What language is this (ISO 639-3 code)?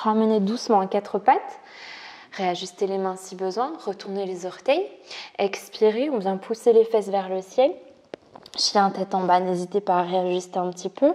fra